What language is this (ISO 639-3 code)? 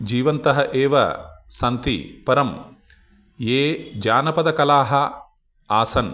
san